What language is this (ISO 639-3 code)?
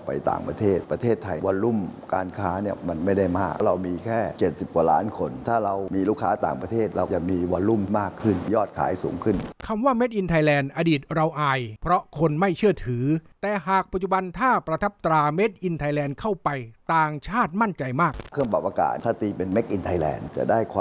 tha